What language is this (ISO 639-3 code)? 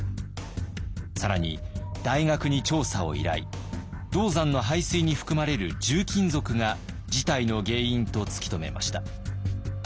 jpn